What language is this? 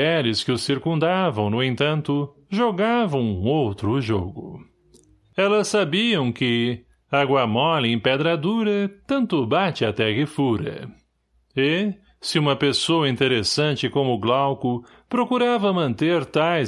Portuguese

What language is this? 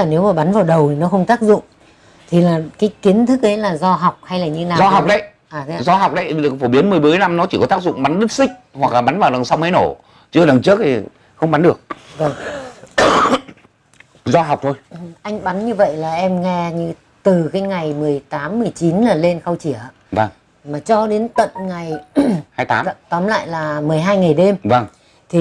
Vietnamese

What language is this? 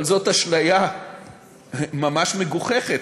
Hebrew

